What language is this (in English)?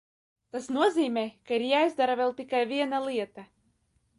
Latvian